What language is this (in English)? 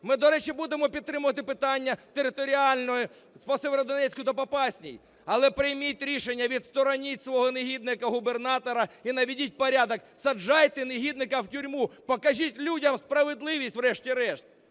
Ukrainian